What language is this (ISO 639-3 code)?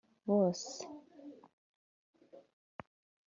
kin